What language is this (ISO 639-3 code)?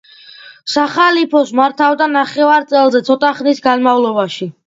kat